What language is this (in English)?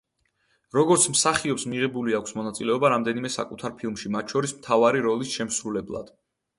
Georgian